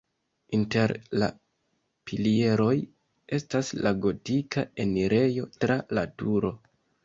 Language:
Esperanto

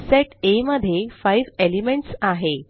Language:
Marathi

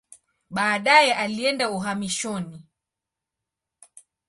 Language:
Swahili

